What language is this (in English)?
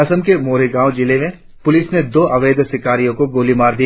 Hindi